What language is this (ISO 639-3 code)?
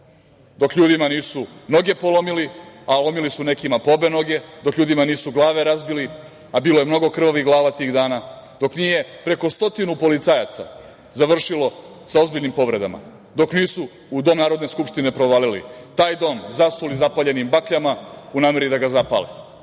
srp